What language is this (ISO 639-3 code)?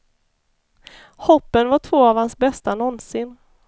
swe